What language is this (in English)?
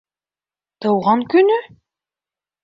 Bashkir